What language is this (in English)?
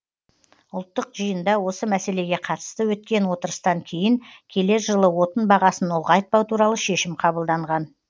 Kazakh